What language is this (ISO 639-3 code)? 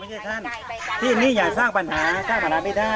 tha